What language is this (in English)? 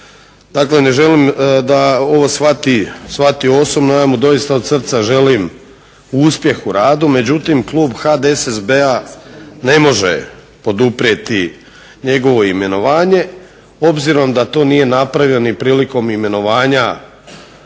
Croatian